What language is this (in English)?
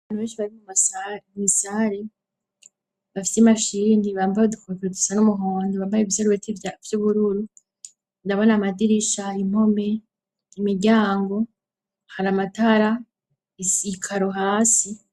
Rundi